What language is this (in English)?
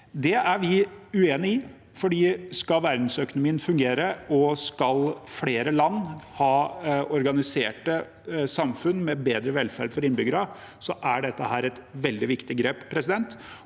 Norwegian